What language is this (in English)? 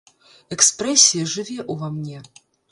Belarusian